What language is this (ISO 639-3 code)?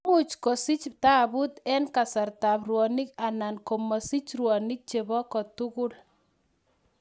kln